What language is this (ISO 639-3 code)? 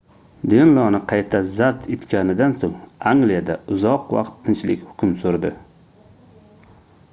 uzb